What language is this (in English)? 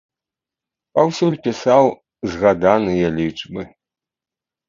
Belarusian